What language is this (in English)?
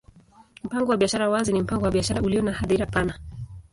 Swahili